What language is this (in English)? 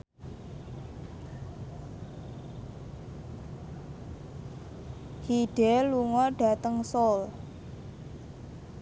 Javanese